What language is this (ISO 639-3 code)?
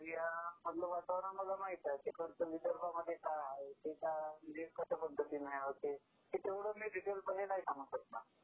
mar